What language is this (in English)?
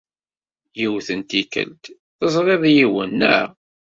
Kabyle